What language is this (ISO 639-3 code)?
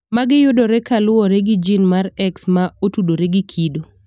luo